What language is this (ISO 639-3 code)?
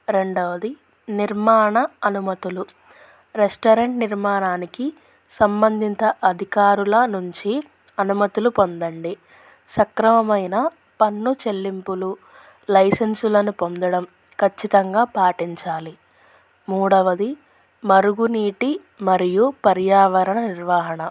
tel